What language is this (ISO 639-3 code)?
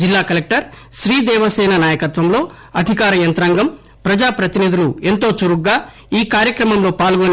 tel